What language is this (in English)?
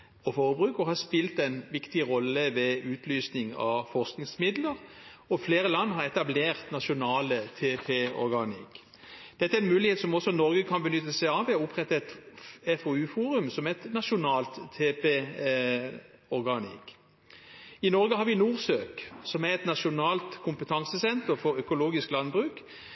Norwegian Bokmål